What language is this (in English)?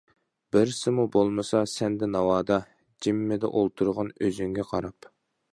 Uyghur